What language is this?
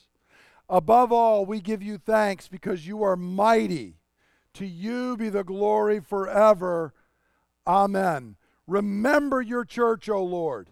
English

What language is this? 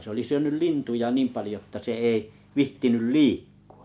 Finnish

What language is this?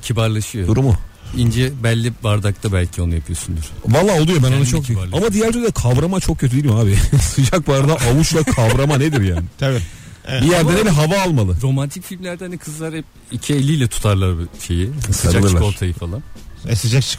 Turkish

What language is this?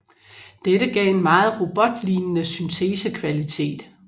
Danish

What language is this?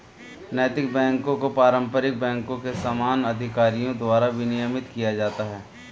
Hindi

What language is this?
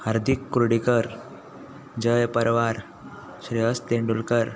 Konkani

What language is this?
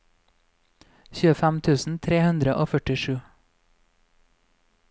Norwegian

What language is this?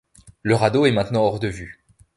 French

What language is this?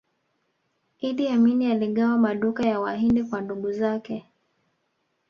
Swahili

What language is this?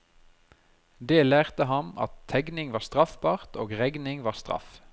Norwegian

